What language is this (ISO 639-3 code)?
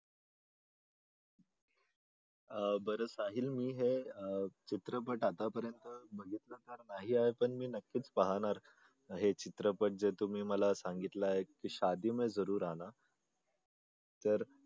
mar